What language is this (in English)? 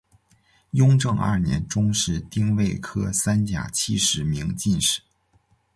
Chinese